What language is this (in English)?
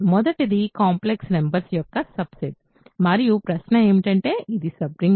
Telugu